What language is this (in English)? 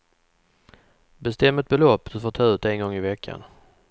Swedish